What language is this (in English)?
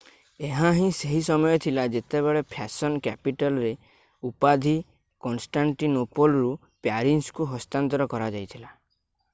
Odia